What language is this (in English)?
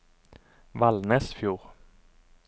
Norwegian